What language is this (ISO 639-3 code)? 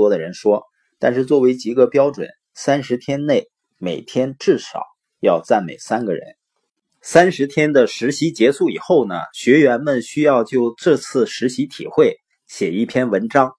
zho